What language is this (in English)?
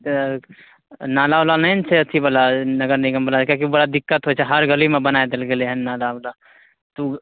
Maithili